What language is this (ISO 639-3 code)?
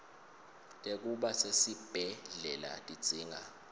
ssw